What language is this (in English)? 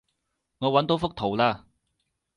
Cantonese